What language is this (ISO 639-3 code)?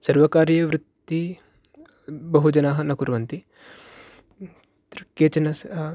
san